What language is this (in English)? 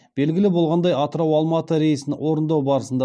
Kazakh